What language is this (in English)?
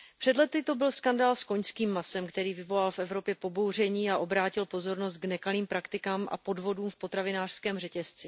Czech